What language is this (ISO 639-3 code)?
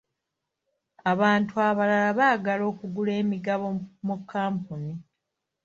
lug